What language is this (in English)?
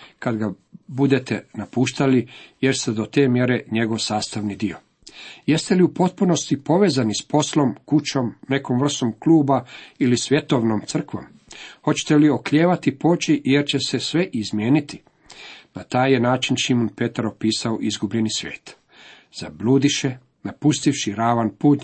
Croatian